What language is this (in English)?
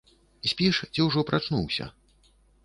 Belarusian